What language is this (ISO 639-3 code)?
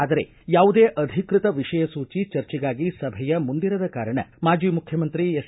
kan